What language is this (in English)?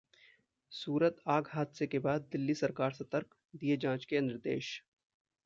Hindi